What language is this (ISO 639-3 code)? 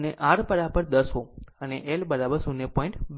guj